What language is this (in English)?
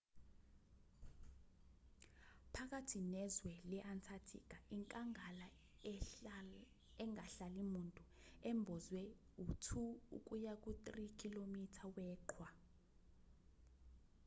Zulu